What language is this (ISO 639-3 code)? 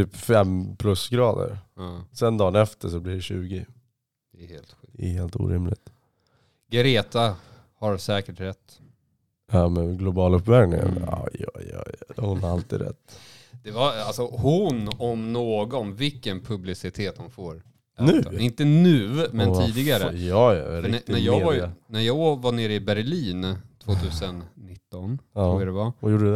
swe